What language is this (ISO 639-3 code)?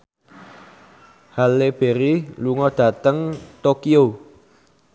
jav